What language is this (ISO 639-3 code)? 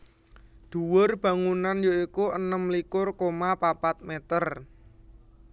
jav